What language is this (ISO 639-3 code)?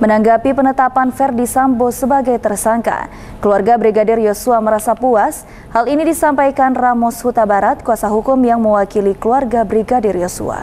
ind